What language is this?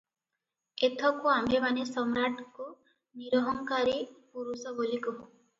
Odia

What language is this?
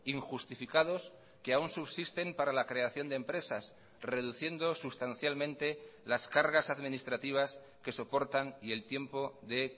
Spanish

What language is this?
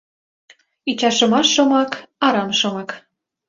Mari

